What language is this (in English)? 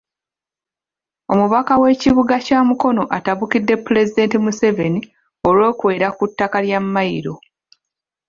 Ganda